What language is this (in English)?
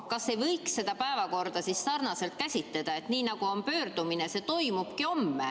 Estonian